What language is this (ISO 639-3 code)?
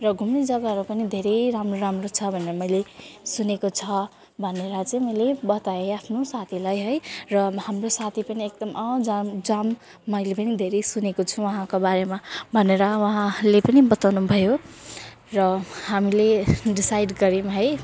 nep